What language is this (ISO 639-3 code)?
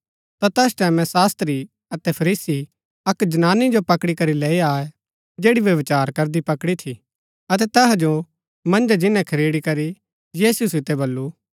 gbk